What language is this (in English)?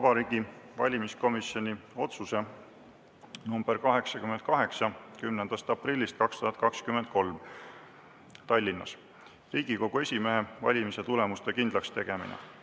Estonian